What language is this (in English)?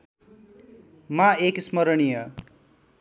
Nepali